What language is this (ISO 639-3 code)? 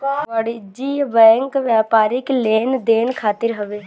bho